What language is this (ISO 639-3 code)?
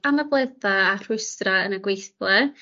cym